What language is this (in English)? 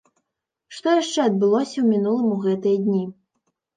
Belarusian